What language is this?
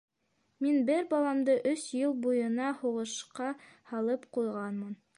Bashkir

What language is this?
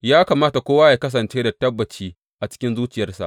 Hausa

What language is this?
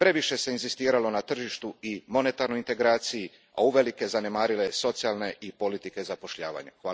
Croatian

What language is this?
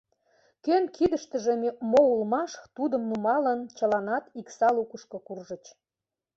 Mari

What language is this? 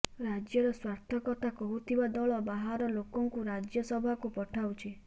Odia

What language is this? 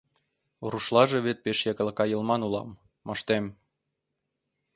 Mari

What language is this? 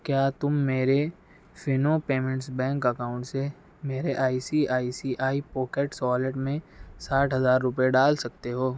Urdu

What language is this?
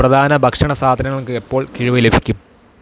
Malayalam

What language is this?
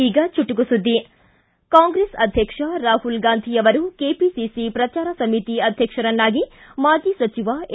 Kannada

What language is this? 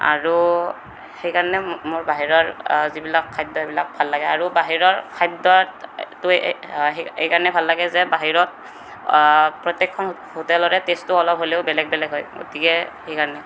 Assamese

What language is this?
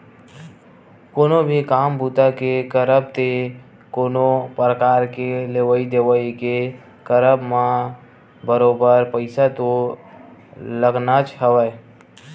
Chhattisgarhi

